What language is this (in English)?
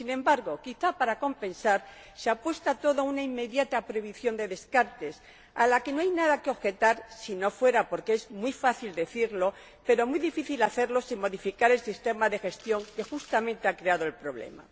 Spanish